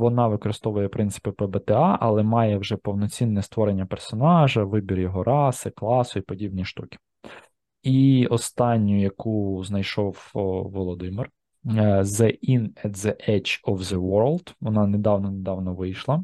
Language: Ukrainian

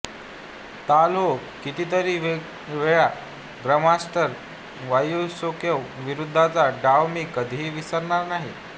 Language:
Marathi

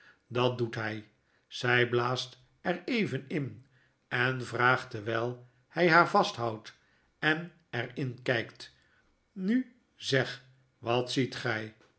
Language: Dutch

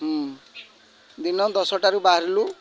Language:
Odia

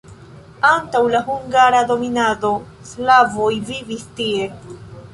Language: Esperanto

